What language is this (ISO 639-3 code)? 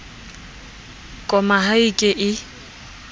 sot